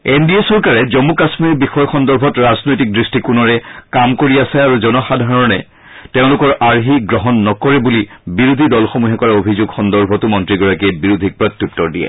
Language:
Assamese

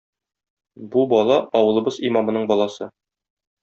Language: Tatar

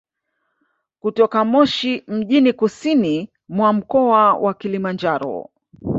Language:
Swahili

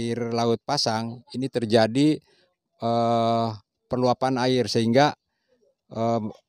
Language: Indonesian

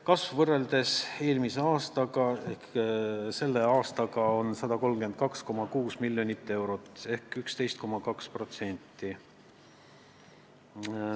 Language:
Estonian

